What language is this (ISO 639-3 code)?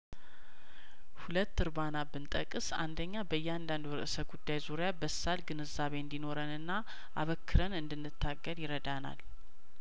amh